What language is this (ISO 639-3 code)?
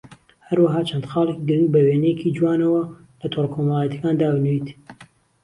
ckb